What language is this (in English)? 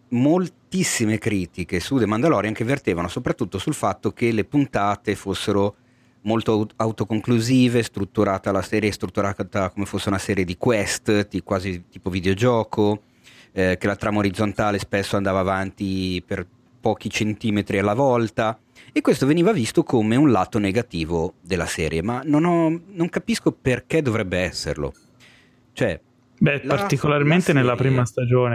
Italian